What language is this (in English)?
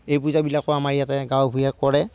Assamese